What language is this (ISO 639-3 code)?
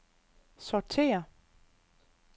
dan